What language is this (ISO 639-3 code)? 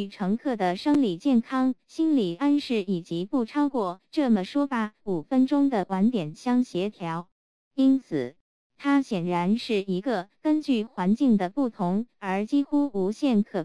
zho